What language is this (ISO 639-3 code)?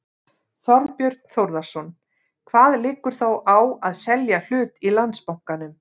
isl